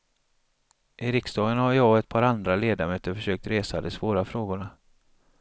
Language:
Swedish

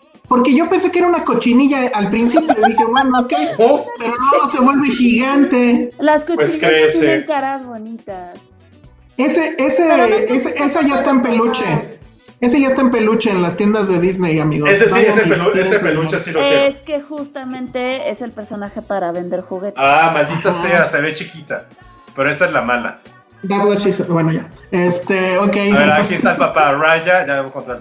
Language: Spanish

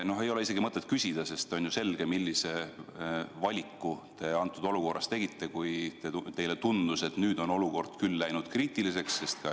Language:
Estonian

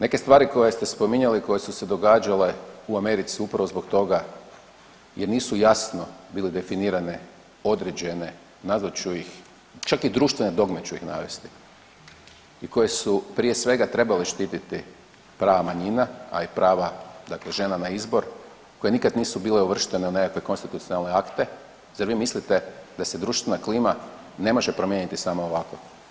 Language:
Croatian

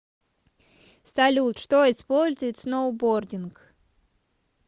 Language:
Russian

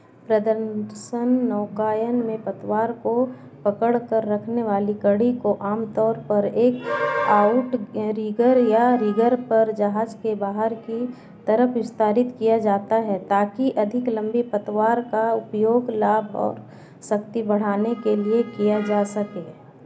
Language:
Hindi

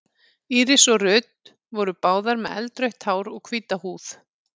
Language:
Icelandic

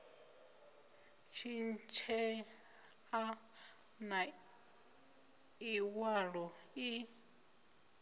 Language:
Venda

